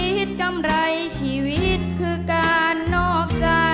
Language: Thai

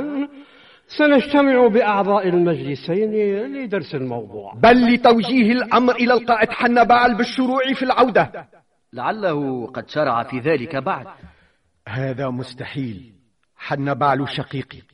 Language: Arabic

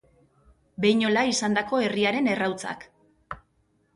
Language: Basque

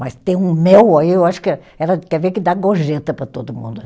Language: Portuguese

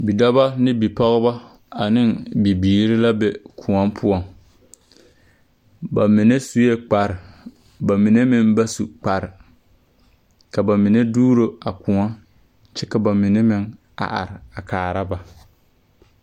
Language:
Southern Dagaare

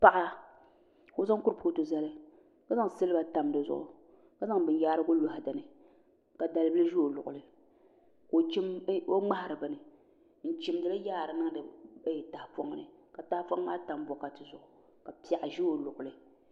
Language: Dagbani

